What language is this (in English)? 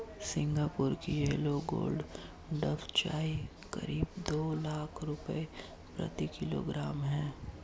Hindi